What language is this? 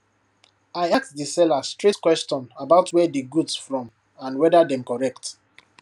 Nigerian Pidgin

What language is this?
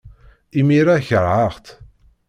Kabyle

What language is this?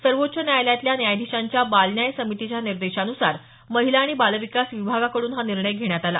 Marathi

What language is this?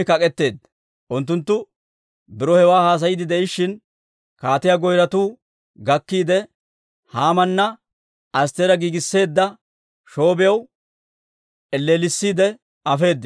Dawro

